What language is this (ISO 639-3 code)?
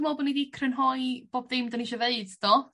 cym